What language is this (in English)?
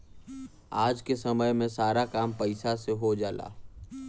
Bhojpuri